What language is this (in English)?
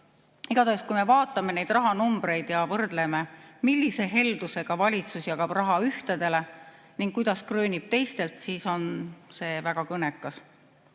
Estonian